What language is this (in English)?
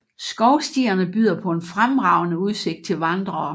Danish